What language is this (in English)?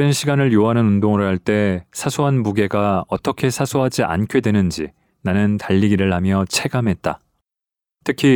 Korean